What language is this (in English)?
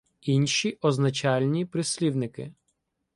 Ukrainian